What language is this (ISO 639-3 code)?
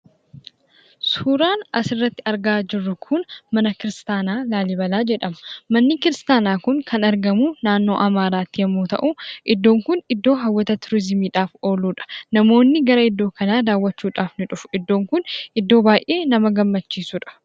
orm